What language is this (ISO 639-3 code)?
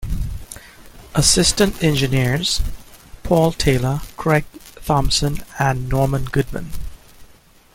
eng